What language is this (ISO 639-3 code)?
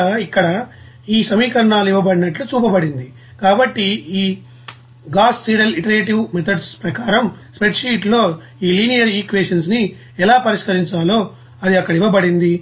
tel